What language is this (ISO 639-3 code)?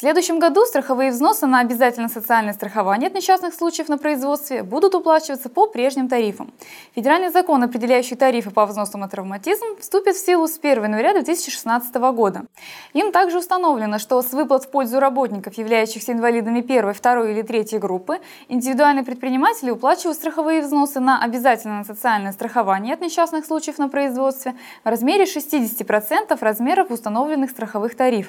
rus